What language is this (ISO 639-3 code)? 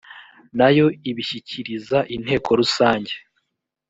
kin